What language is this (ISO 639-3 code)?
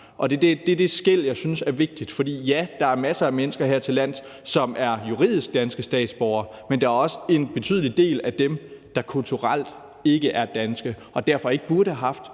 dan